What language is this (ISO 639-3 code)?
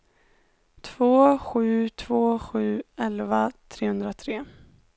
swe